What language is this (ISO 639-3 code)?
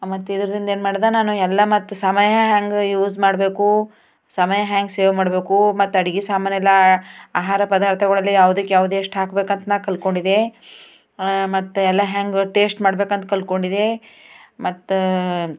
kan